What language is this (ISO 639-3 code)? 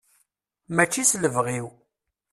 kab